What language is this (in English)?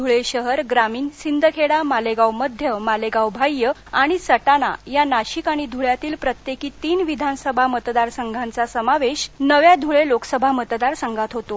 Marathi